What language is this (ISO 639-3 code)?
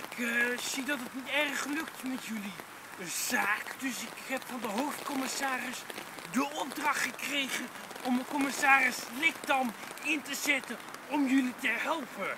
nld